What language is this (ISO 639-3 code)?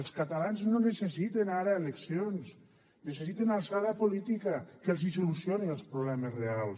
cat